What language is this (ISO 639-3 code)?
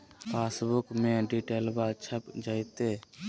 mag